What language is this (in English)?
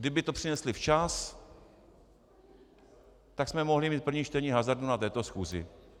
Czech